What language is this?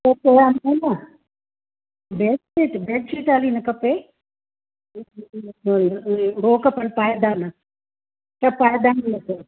Sindhi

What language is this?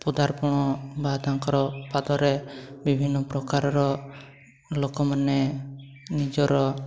Odia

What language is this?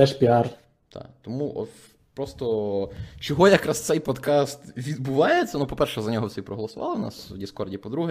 Ukrainian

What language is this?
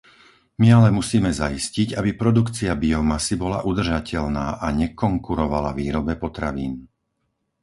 Slovak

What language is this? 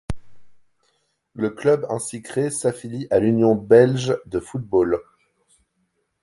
French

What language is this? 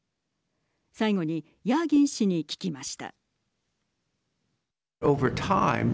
Japanese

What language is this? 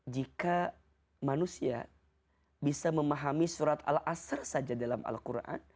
Indonesian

